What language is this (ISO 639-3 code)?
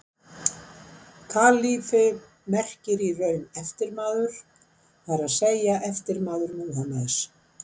isl